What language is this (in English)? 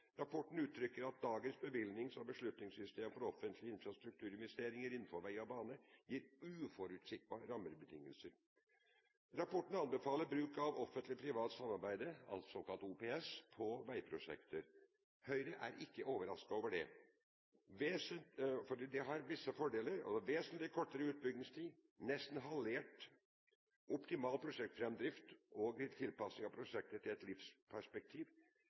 Norwegian Bokmål